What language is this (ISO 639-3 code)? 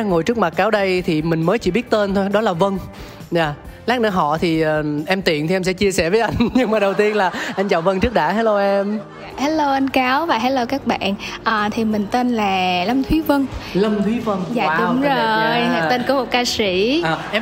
vie